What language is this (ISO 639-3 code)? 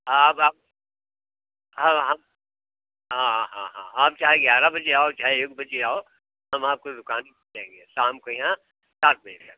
hin